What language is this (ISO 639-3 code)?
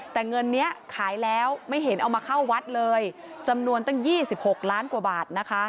tha